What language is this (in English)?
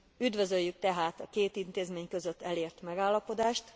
Hungarian